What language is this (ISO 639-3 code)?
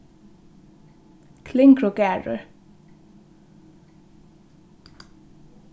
fao